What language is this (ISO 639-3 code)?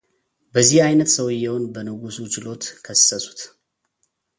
amh